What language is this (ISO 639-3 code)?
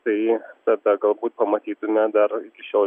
lit